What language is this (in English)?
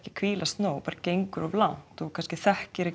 Icelandic